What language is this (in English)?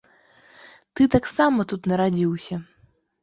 Belarusian